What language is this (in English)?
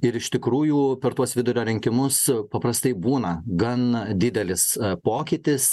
Lithuanian